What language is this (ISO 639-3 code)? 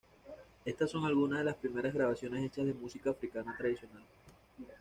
spa